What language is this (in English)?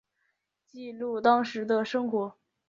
Chinese